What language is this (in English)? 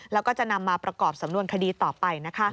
Thai